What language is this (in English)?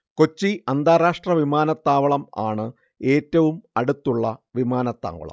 Malayalam